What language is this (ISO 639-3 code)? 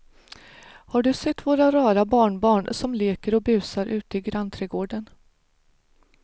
swe